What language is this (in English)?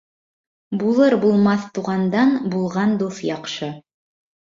Bashkir